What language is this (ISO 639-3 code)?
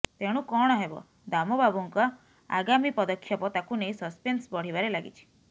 ori